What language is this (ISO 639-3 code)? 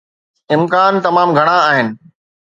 snd